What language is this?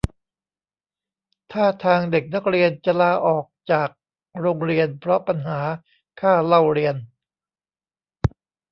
Thai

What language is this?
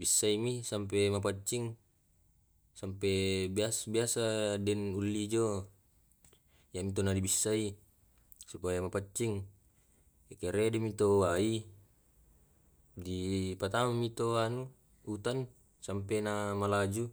Tae'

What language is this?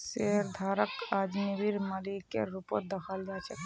Magahi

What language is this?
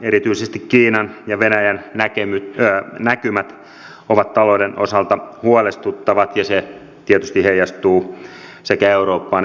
Finnish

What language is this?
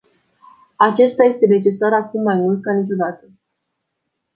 Romanian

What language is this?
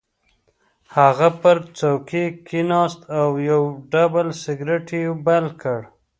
Pashto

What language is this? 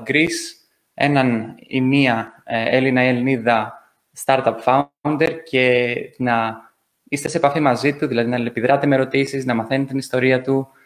Greek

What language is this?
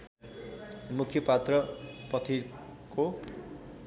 Nepali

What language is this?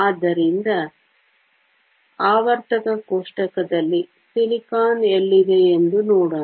Kannada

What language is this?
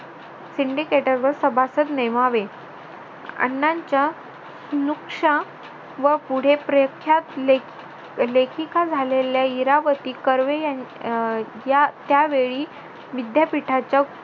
Marathi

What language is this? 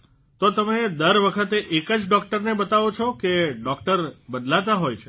Gujarati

